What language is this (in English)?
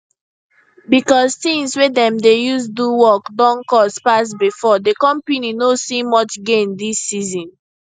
Nigerian Pidgin